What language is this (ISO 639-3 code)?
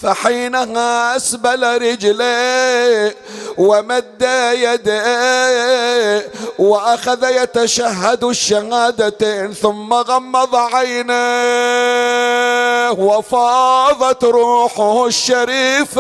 ara